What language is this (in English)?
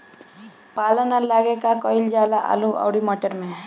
Bhojpuri